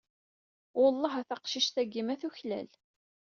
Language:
Kabyle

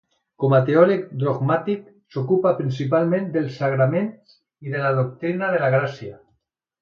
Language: Catalan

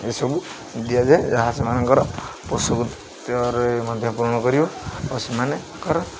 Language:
Odia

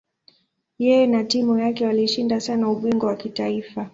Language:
Swahili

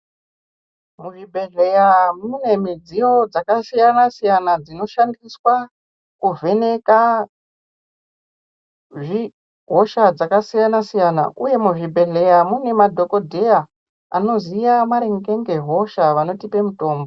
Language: Ndau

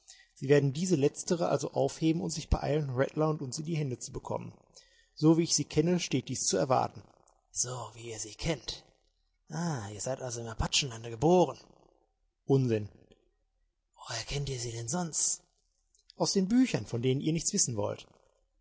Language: German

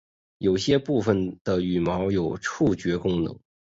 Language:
Chinese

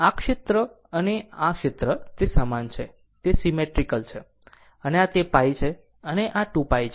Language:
Gujarati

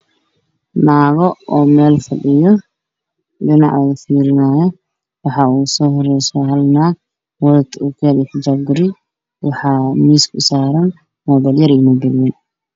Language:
Somali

